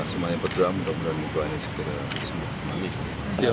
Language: Indonesian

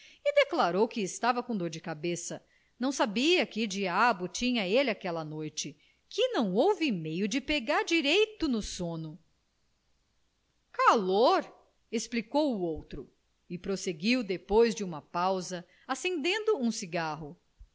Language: Portuguese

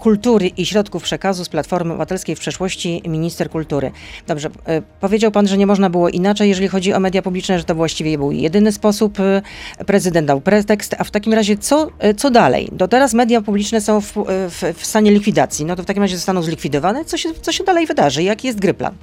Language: Polish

